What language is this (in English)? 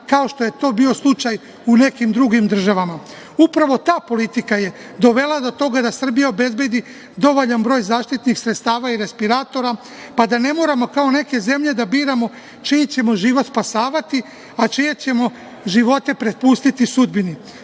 Serbian